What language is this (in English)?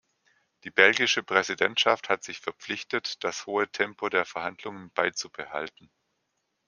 German